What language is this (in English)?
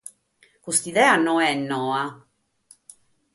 Sardinian